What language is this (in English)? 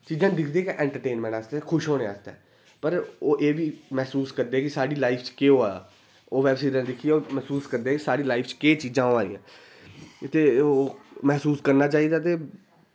Dogri